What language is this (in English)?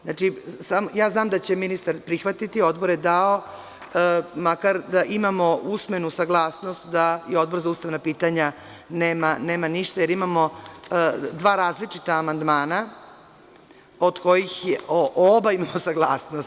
Serbian